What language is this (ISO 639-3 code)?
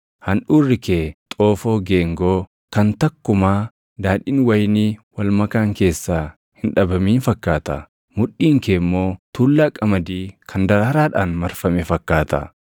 orm